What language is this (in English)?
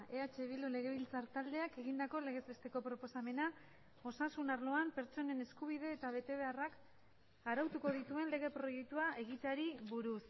Basque